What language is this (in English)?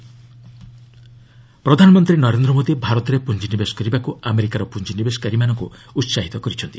Odia